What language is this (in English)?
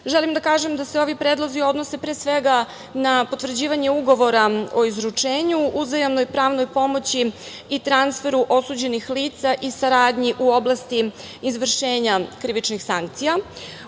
Serbian